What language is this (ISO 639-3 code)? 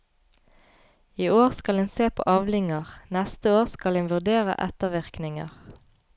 nor